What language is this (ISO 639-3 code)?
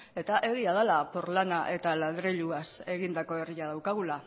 eus